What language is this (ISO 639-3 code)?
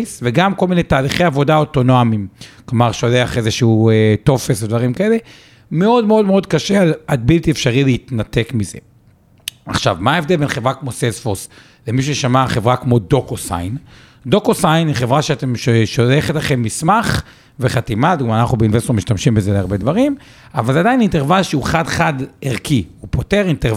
heb